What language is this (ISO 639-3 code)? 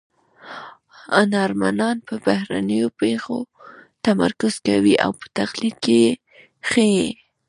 pus